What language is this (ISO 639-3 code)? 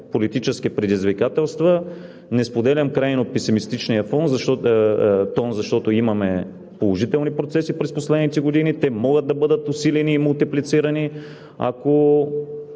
bul